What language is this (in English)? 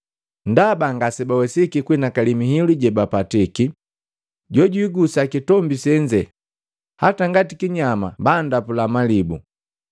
Matengo